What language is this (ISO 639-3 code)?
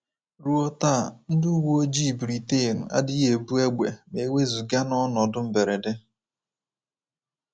ibo